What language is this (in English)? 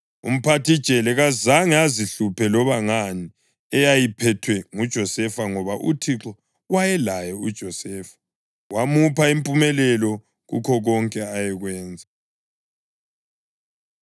North Ndebele